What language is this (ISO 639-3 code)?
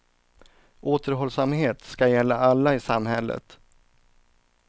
swe